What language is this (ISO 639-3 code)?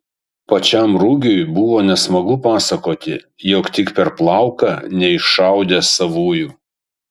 lit